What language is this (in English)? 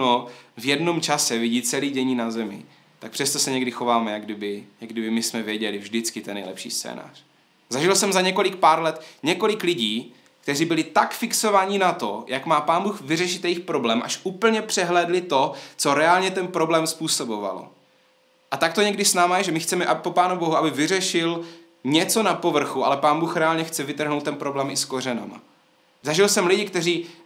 Czech